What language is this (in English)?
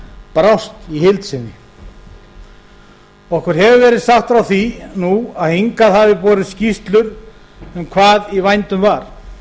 Icelandic